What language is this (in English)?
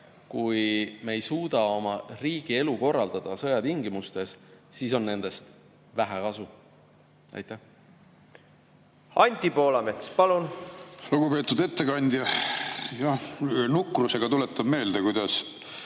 Estonian